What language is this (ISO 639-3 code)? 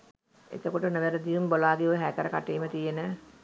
sin